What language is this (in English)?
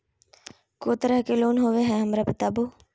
Magahi